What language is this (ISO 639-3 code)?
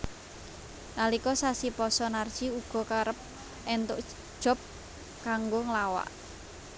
jav